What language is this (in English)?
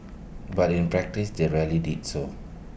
English